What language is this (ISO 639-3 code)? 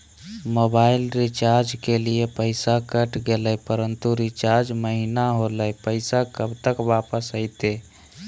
mag